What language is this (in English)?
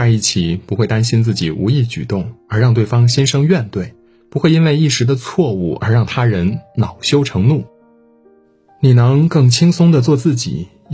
Chinese